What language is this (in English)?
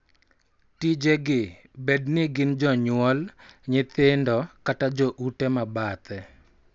Luo (Kenya and Tanzania)